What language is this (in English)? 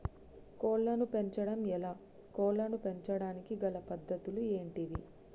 Telugu